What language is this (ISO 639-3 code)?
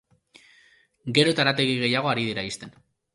eus